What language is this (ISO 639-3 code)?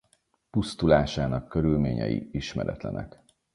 hun